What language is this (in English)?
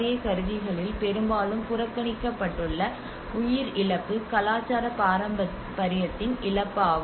Tamil